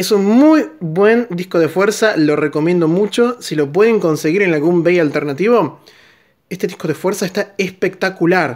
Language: Spanish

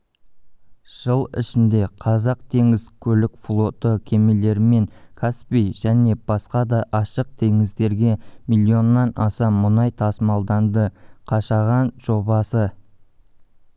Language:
Kazakh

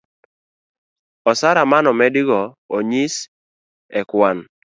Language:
Luo (Kenya and Tanzania)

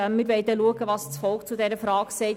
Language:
Swiss German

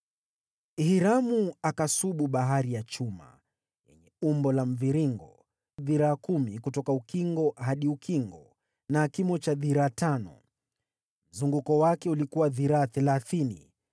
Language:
Swahili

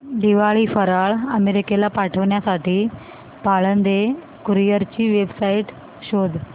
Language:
Marathi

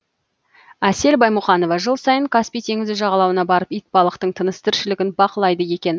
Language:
Kazakh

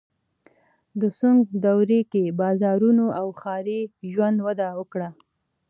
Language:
Pashto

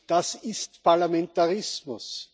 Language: German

